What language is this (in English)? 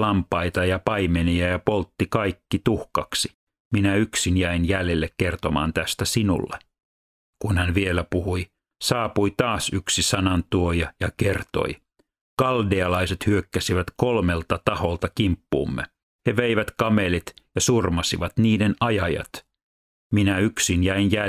Finnish